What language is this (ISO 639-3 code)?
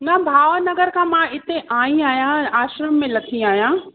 snd